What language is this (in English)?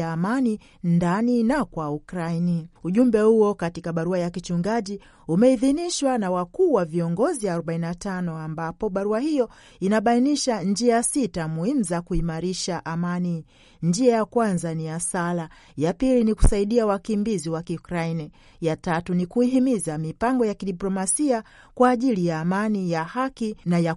Swahili